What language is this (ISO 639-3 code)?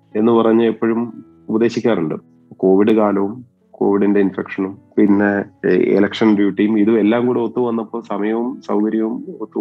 mal